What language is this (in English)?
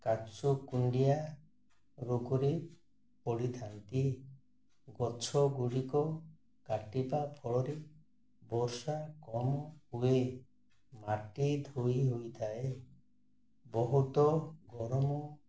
Odia